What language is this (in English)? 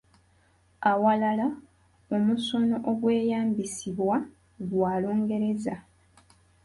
Ganda